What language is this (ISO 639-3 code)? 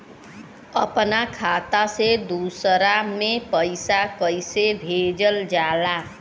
bho